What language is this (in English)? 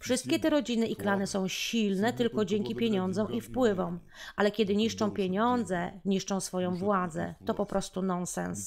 Polish